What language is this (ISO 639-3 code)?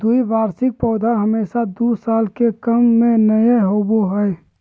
mag